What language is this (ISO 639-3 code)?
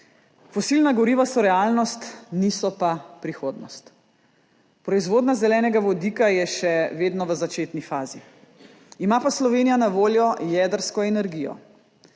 slv